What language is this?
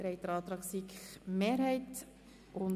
Swiss German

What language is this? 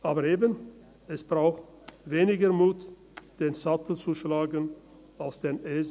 Swiss German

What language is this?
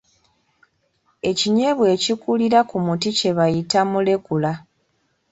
Ganda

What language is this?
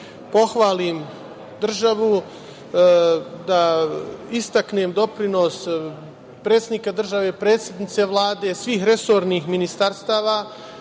Serbian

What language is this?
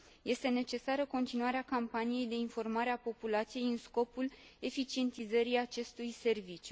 Romanian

